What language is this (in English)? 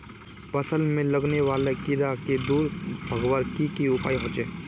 Magahi